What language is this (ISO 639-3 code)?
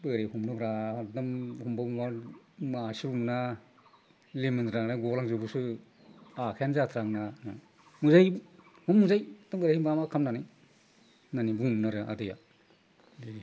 brx